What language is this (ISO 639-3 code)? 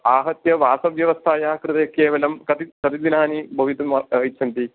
san